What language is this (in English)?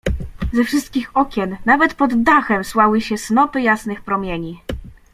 Polish